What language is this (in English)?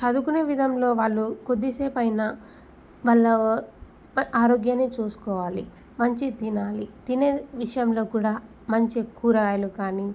Telugu